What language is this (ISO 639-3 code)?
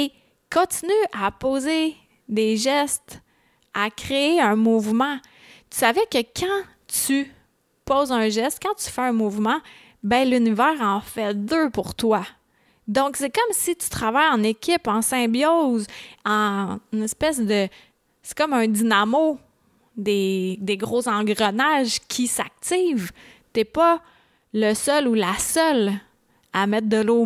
fra